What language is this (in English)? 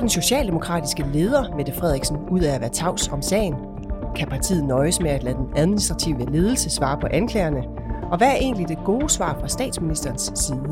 Danish